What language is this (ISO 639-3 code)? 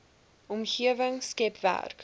afr